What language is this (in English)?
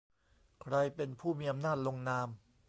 Thai